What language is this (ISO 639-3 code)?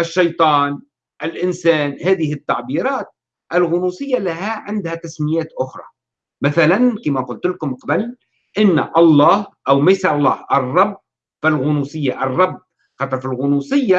ara